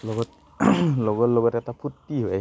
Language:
Assamese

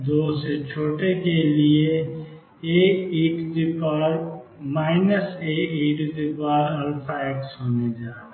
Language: Hindi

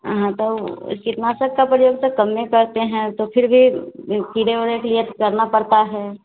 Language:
Hindi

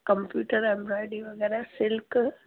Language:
Sindhi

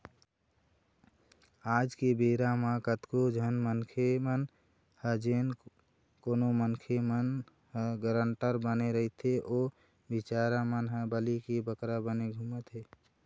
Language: Chhattisgarhi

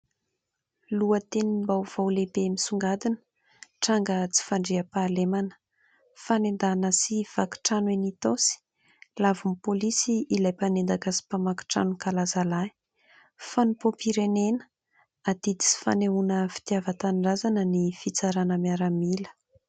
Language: Malagasy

